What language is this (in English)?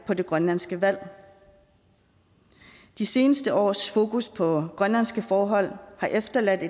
Danish